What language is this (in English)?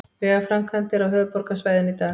Icelandic